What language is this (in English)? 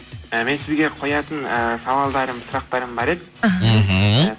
Kazakh